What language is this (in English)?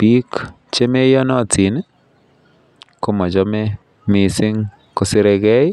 Kalenjin